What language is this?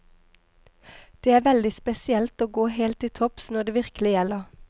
Norwegian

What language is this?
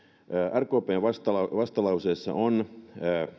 Finnish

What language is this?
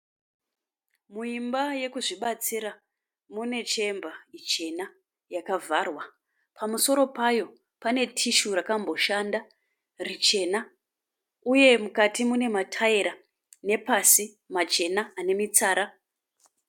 Shona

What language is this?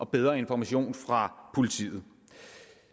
Danish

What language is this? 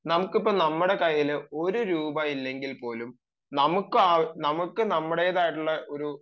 Malayalam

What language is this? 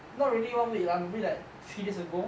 English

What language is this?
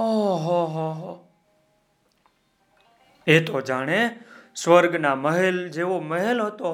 Gujarati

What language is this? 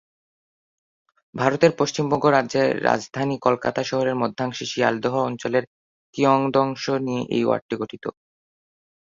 Bangla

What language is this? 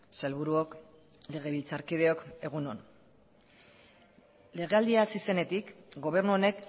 Basque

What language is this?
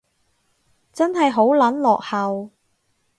Cantonese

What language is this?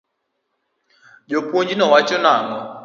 Luo (Kenya and Tanzania)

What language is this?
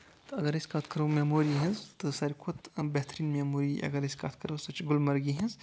Kashmiri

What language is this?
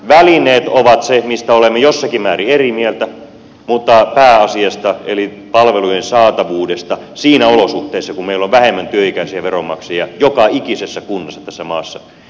Finnish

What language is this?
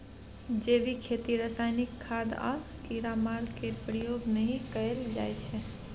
Maithili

